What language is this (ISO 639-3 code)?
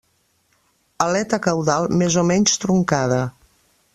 cat